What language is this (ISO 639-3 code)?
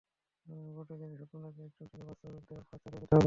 ben